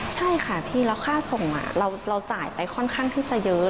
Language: Thai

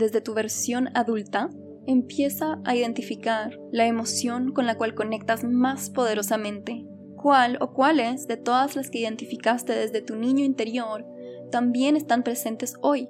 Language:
Spanish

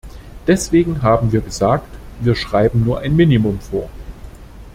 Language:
German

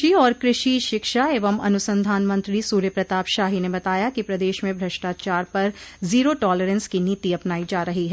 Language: Hindi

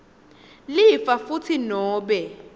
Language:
Swati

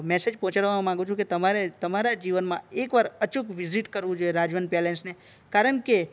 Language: Gujarati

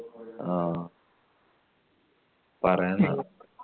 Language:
Malayalam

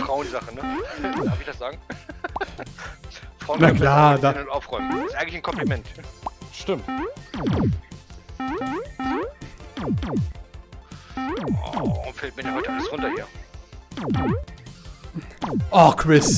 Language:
German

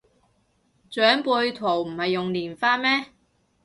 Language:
Cantonese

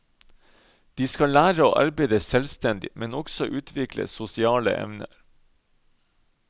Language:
Norwegian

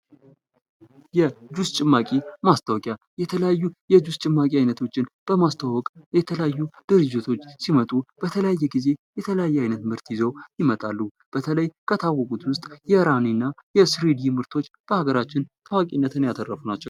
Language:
Amharic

